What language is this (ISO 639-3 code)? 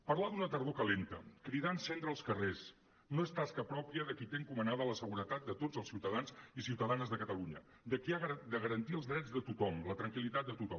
cat